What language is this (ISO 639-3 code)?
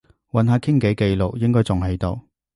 yue